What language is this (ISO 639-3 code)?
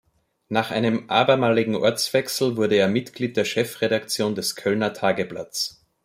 deu